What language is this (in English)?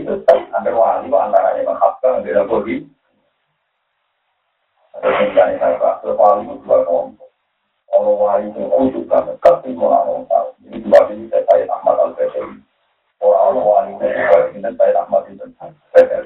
Malay